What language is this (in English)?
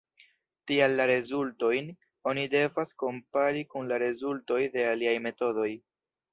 Esperanto